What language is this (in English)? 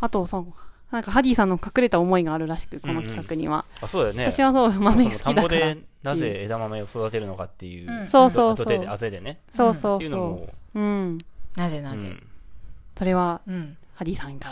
Japanese